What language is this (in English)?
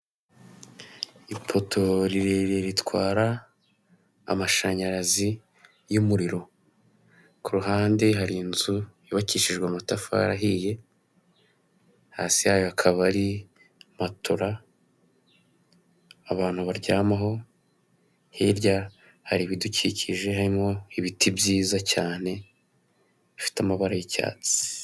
Kinyarwanda